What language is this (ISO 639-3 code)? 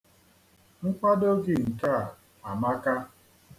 ibo